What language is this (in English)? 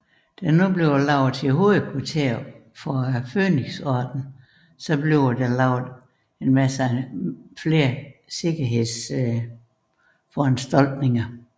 Danish